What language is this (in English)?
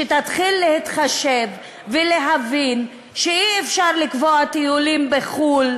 Hebrew